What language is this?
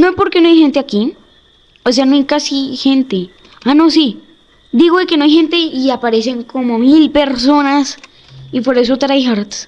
Spanish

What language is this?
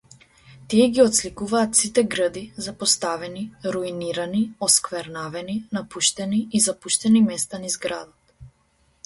Macedonian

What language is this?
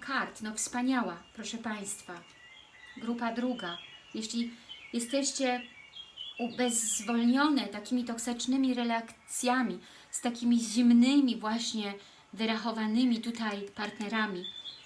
Polish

